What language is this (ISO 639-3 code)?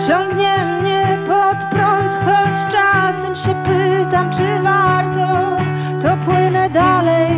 pol